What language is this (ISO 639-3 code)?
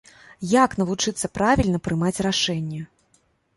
bel